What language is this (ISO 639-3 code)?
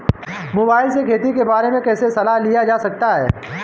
hin